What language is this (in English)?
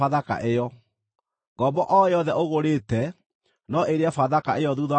Kikuyu